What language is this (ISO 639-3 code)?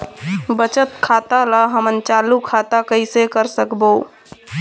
hne